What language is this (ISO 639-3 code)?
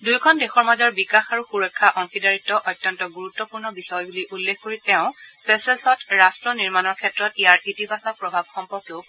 asm